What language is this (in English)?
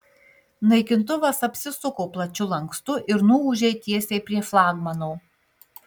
Lithuanian